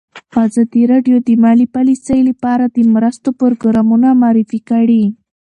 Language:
Pashto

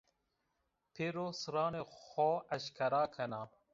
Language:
Zaza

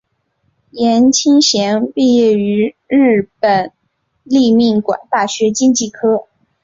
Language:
Chinese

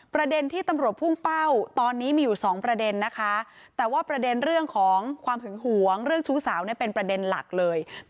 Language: Thai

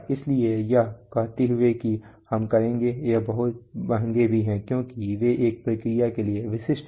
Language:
Hindi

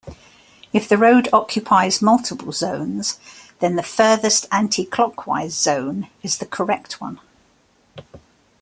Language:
English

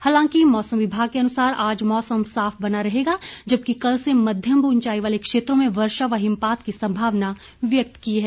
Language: Hindi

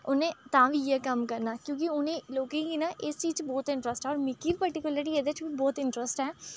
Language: Dogri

